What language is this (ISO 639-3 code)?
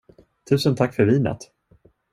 swe